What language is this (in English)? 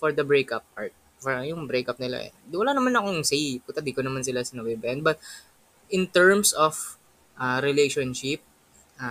Filipino